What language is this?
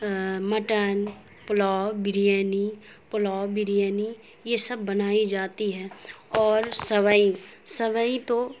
Urdu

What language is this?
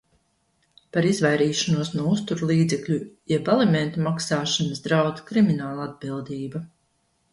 Latvian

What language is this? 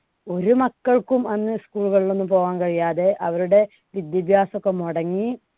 Malayalam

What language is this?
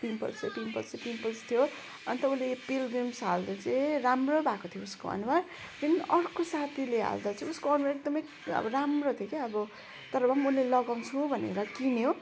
Nepali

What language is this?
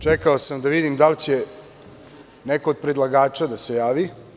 Serbian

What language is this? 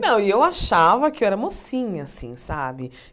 Portuguese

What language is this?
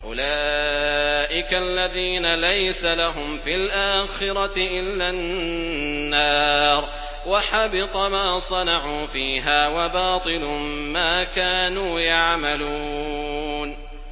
Arabic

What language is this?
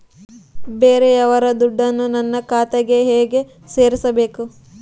Kannada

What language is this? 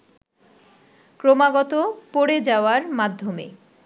Bangla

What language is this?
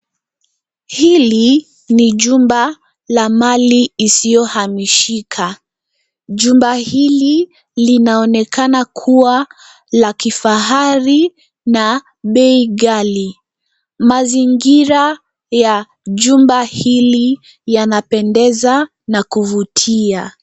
Swahili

